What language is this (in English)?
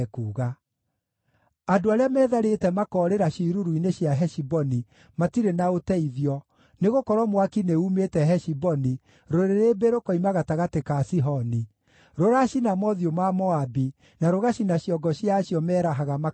Kikuyu